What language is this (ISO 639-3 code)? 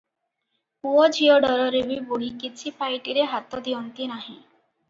ori